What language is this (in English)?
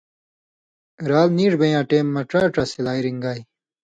Indus Kohistani